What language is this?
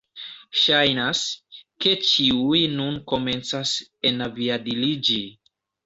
Esperanto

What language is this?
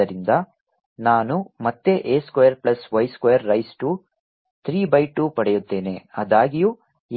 Kannada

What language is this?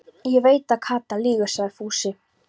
Icelandic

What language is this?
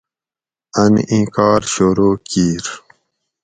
Gawri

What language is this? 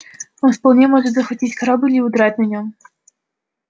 Russian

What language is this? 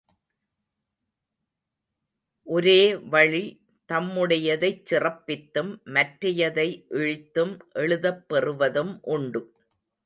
Tamil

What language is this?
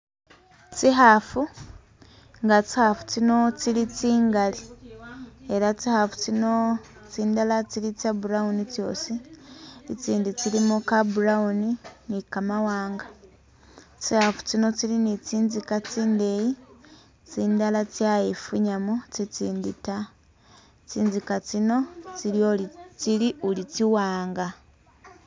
Masaaba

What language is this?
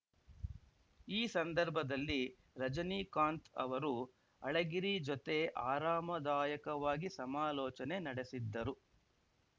Kannada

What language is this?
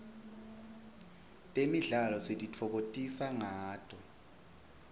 Swati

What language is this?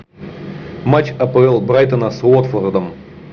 Russian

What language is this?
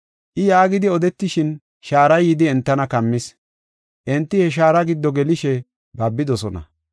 Gofa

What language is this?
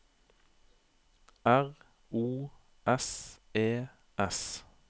Norwegian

